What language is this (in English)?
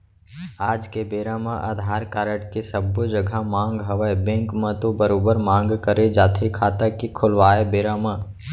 Chhattisgarhi